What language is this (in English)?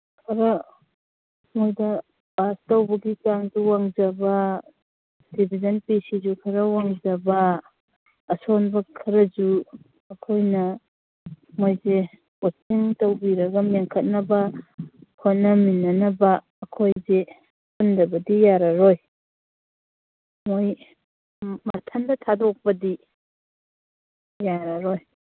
Manipuri